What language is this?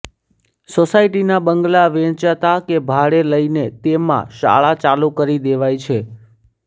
Gujarati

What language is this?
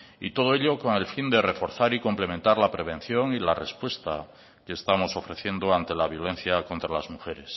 Spanish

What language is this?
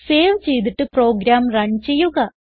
Malayalam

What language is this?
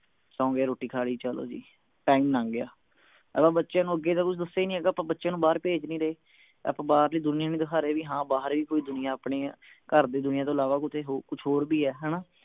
Punjabi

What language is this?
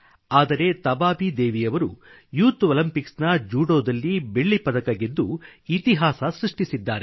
Kannada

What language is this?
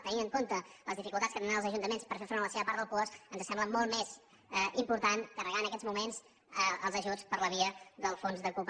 Catalan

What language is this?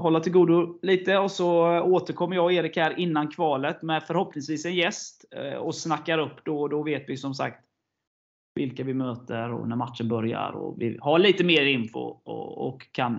Swedish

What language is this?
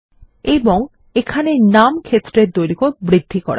Bangla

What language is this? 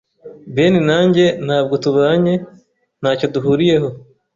Kinyarwanda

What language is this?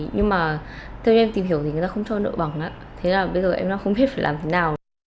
Vietnamese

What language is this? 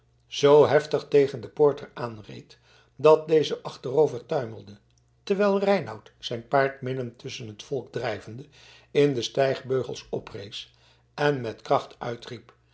Dutch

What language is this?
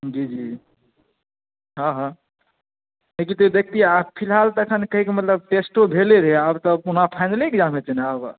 Maithili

